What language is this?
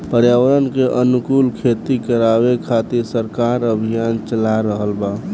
Bhojpuri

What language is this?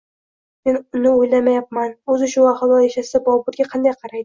Uzbek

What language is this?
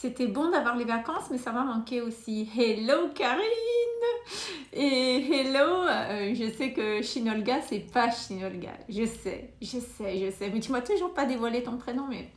French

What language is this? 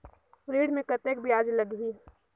Chhattisgarhi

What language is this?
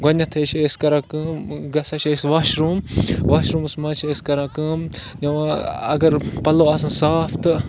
Kashmiri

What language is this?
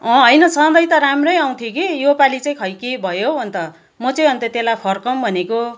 Nepali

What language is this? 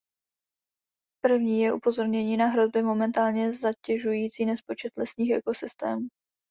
Czech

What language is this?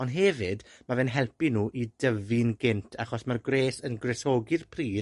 Welsh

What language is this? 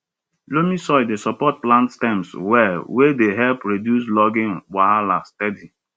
Nigerian Pidgin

